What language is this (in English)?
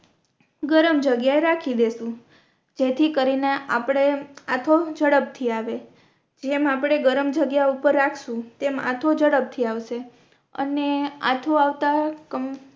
Gujarati